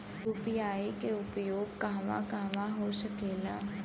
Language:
Bhojpuri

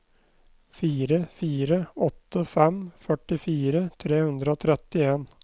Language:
Norwegian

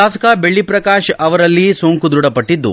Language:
Kannada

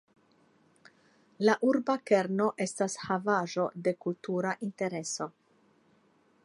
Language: Esperanto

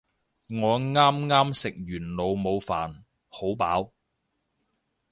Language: Cantonese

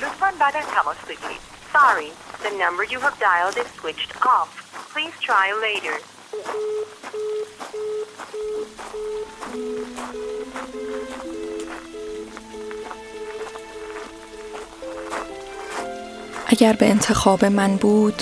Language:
Persian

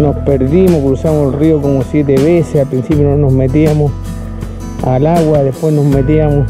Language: Spanish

